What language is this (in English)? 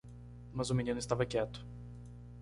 Portuguese